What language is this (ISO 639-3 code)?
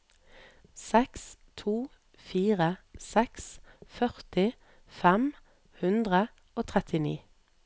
nor